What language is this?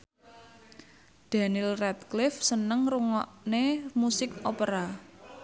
Javanese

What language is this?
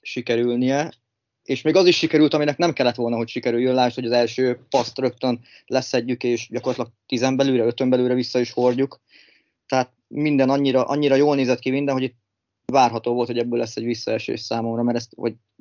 Hungarian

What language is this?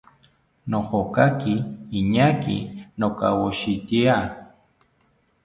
South Ucayali Ashéninka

